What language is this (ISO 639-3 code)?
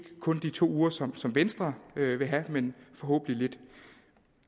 dan